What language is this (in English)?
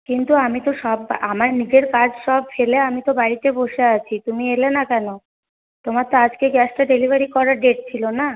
Bangla